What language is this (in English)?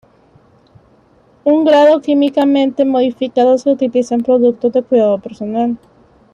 Spanish